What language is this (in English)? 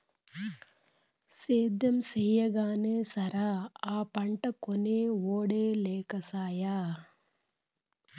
Telugu